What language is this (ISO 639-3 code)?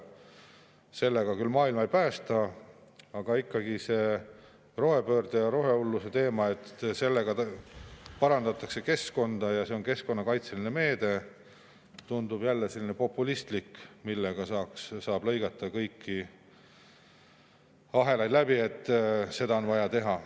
est